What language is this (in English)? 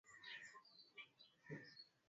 Swahili